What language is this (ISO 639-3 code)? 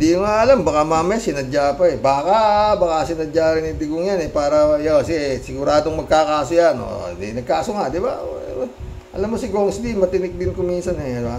fil